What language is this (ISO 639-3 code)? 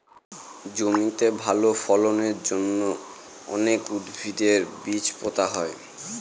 ben